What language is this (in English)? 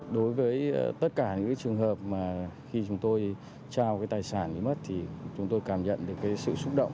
Vietnamese